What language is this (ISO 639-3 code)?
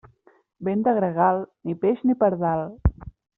cat